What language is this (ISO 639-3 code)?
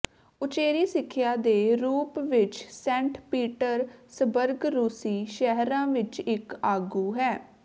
pan